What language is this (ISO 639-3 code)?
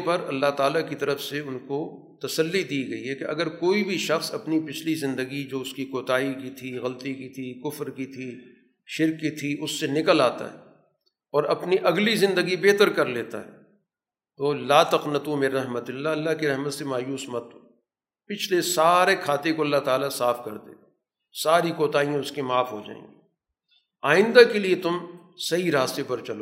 urd